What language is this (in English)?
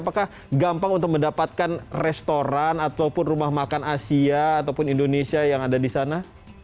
Indonesian